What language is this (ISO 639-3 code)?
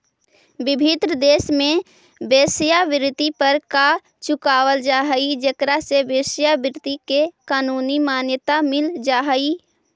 mag